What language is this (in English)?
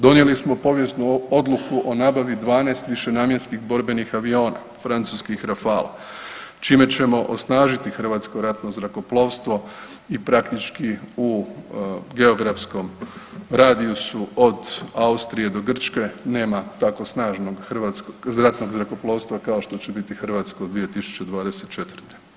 Croatian